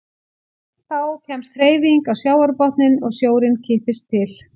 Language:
Icelandic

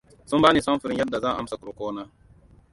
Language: Hausa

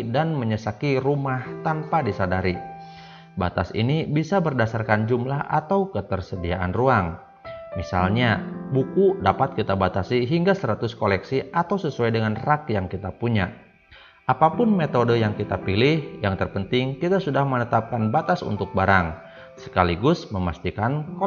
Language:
Indonesian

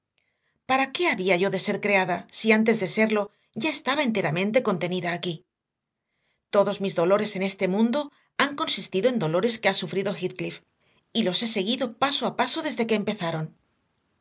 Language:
Spanish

